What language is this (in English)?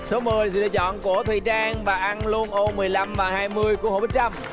Vietnamese